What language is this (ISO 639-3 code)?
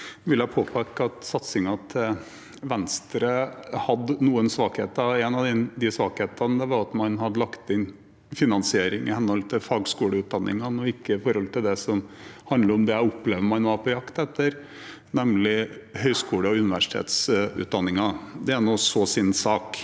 nor